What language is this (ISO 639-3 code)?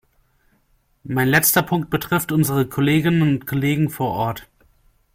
deu